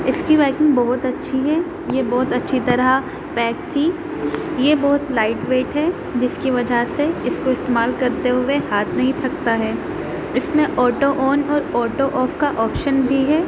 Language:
Urdu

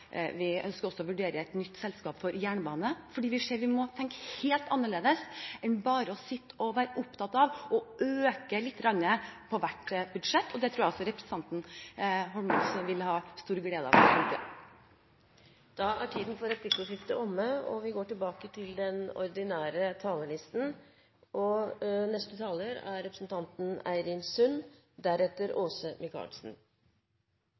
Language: Norwegian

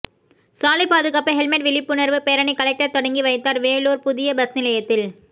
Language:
Tamil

